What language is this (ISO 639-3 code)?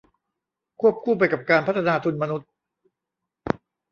tha